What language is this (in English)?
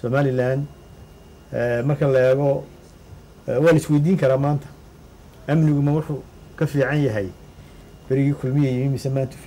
Arabic